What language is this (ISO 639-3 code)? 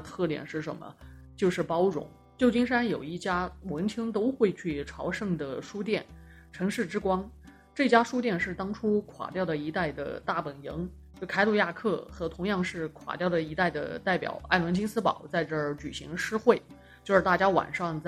zho